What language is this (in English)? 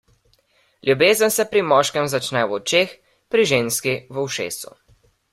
Slovenian